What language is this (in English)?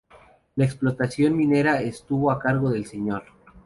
Spanish